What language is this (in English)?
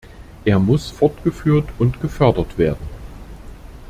German